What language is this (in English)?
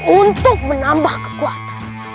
Indonesian